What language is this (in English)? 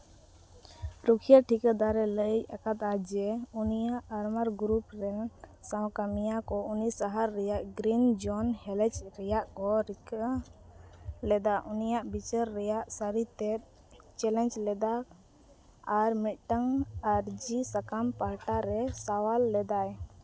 Santali